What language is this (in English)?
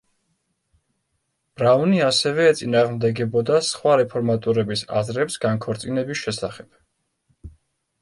Georgian